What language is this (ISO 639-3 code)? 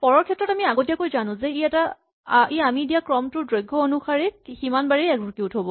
asm